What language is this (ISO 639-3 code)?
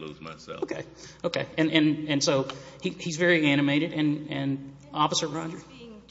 eng